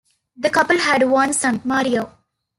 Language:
English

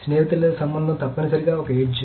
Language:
Telugu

